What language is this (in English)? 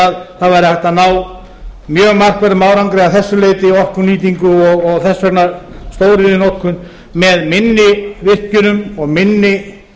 Icelandic